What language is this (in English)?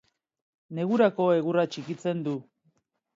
Basque